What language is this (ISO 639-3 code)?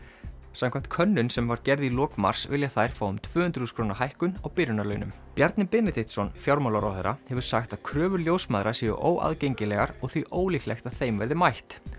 isl